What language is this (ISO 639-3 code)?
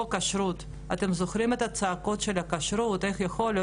heb